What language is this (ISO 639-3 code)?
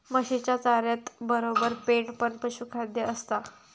mar